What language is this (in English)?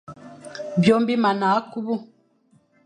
Fang